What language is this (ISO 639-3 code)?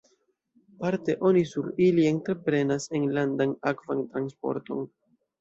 epo